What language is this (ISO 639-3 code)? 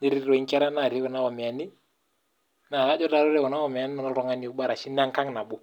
mas